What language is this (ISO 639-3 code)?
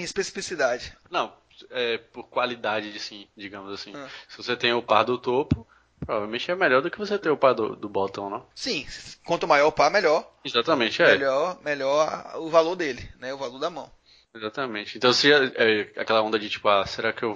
por